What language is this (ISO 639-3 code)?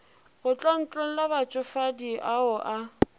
nso